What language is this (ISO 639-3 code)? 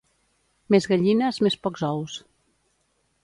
cat